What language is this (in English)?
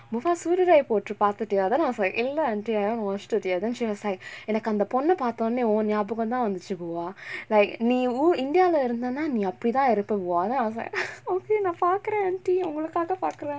English